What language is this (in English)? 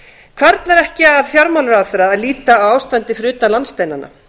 Icelandic